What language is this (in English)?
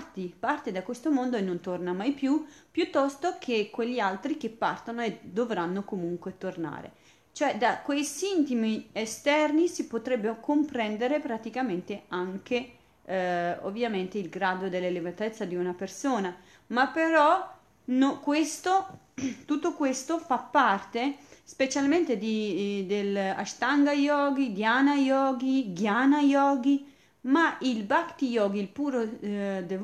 Italian